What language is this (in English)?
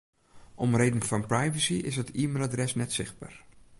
Western Frisian